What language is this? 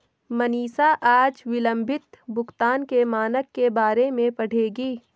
Hindi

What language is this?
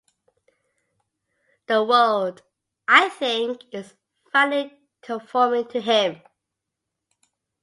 English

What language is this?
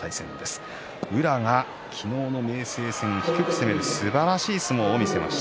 Japanese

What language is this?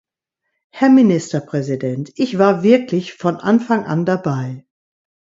German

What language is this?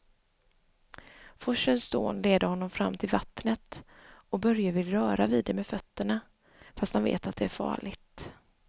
Swedish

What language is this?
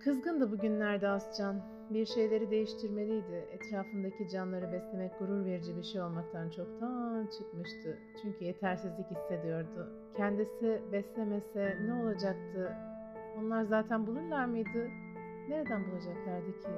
Turkish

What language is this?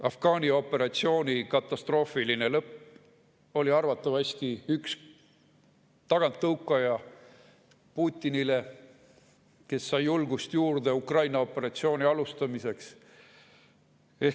Estonian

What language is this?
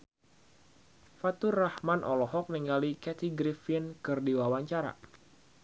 Sundanese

